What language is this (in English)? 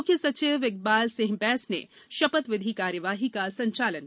Hindi